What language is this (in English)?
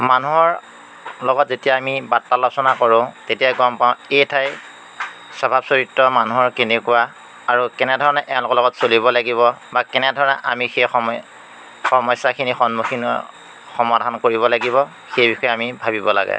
Assamese